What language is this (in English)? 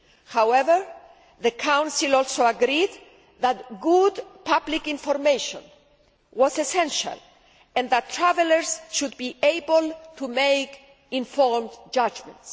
English